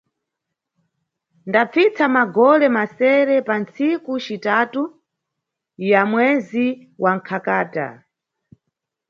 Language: Nyungwe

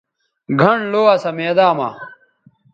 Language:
Bateri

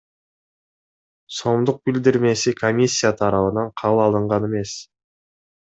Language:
Kyrgyz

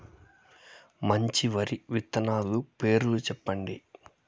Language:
Telugu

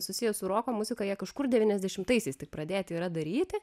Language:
Lithuanian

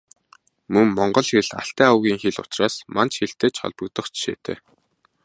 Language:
Mongolian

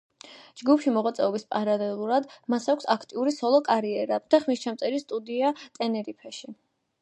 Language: Georgian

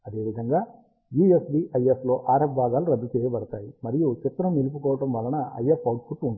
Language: Telugu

